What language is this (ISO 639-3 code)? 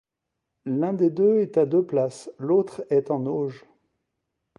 fra